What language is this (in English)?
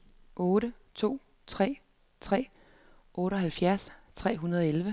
Danish